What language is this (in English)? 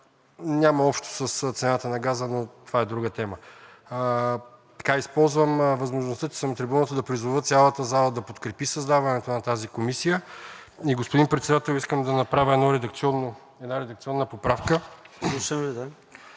Bulgarian